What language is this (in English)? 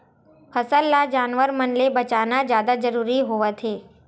Chhattisgarhi